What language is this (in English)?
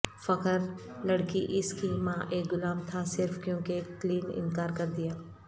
Urdu